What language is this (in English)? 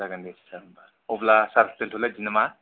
Bodo